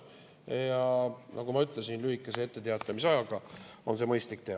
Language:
Estonian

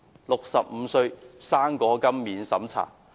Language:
Cantonese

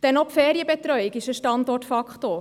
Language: Swiss German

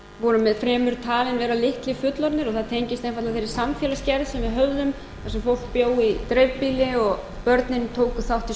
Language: Icelandic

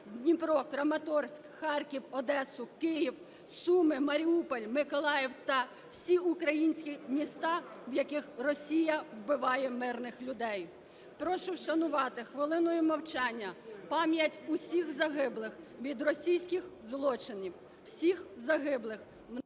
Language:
Ukrainian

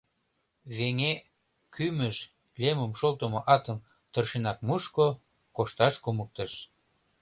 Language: Mari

